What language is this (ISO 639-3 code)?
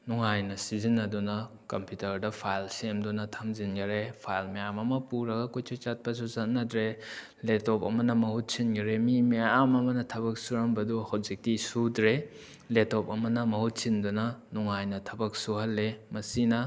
mni